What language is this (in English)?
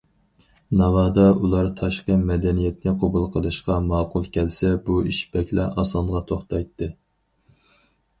Uyghur